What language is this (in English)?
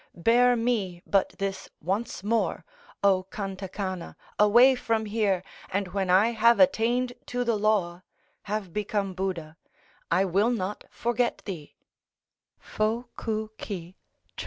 English